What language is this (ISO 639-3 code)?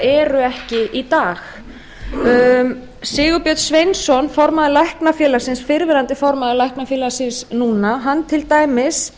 isl